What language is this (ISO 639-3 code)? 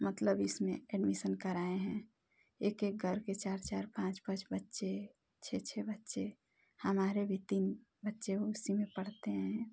hin